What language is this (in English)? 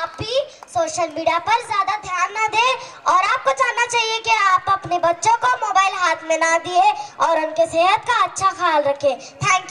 Hindi